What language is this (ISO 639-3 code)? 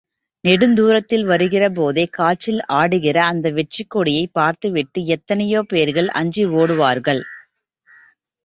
tam